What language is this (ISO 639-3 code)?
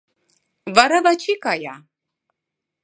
chm